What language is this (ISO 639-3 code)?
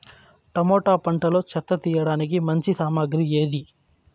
tel